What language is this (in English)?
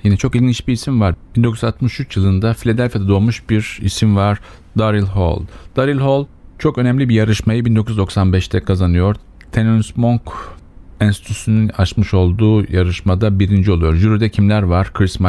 Turkish